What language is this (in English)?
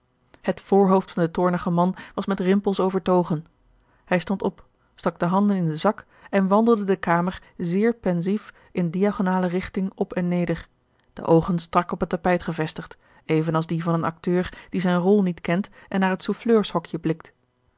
Dutch